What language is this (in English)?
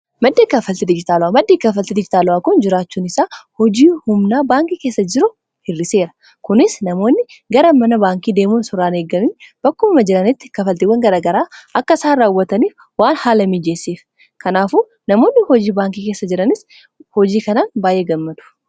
Oromo